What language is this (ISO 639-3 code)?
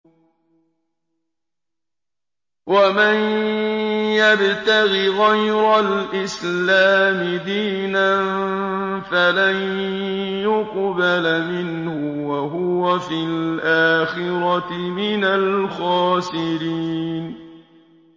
ara